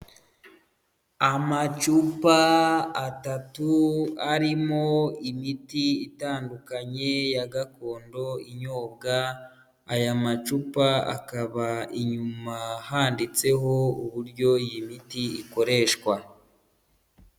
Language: Kinyarwanda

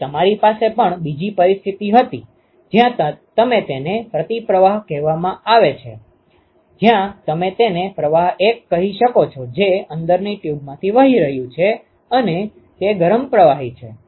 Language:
Gujarati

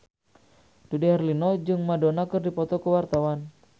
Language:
Sundanese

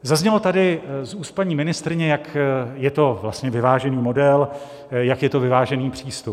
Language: Czech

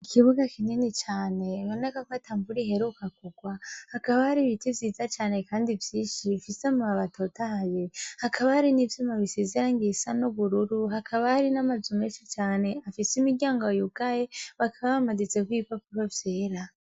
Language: Rundi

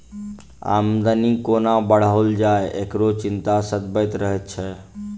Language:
Maithili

